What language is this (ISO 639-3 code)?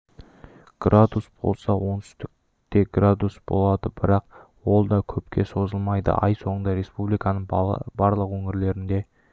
kaz